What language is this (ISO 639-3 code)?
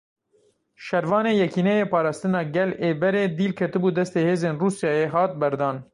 kur